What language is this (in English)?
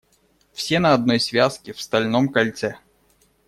Russian